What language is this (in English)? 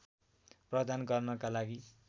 Nepali